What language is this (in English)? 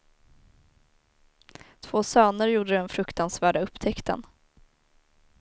Swedish